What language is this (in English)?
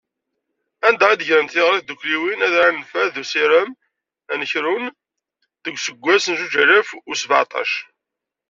Kabyle